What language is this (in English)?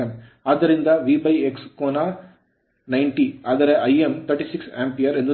Kannada